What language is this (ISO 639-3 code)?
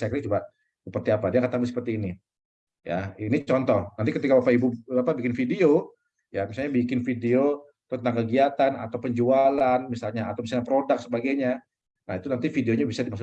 ind